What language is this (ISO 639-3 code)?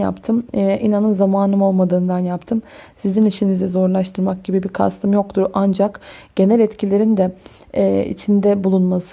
tur